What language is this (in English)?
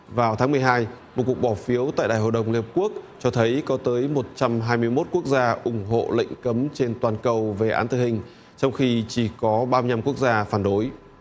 Vietnamese